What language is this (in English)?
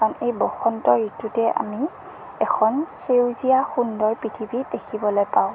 Assamese